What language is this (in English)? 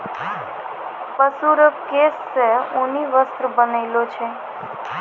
Maithili